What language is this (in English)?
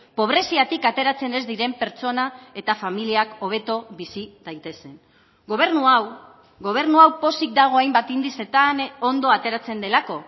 Basque